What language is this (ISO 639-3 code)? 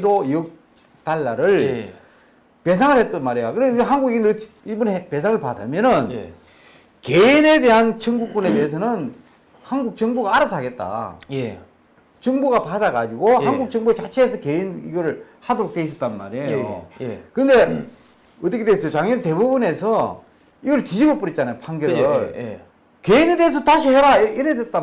kor